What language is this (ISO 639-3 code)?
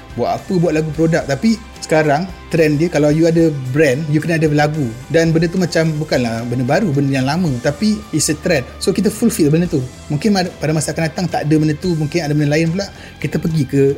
msa